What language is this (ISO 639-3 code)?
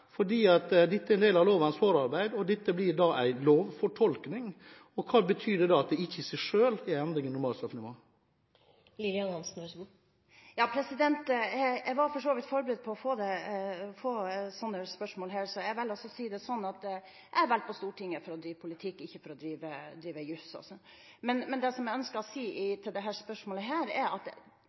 nob